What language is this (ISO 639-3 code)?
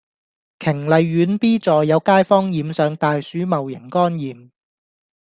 yue